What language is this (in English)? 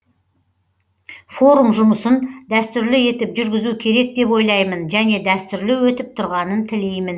Kazakh